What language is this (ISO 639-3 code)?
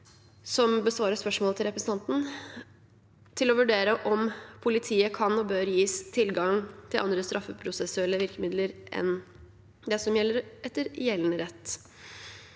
nor